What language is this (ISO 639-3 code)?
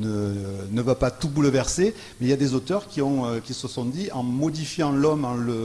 fra